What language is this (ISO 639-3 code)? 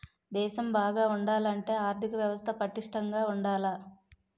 tel